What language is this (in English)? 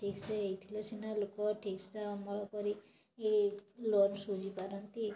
Odia